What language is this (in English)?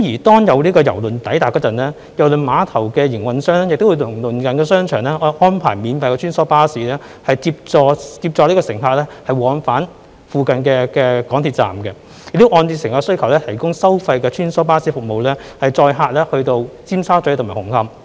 Cantonese